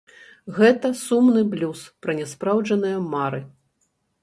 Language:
Belarusian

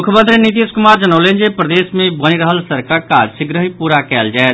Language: Maithili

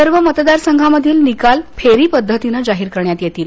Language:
Marathi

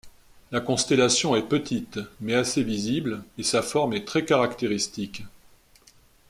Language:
French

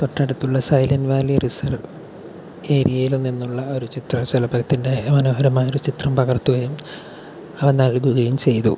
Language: Malayalam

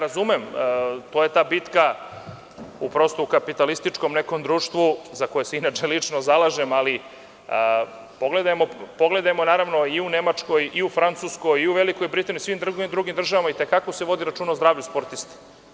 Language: Serbian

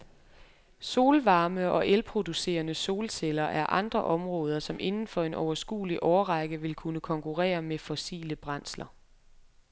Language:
Danish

